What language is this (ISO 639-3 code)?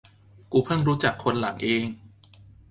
tha